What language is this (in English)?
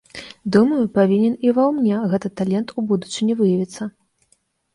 Belarusian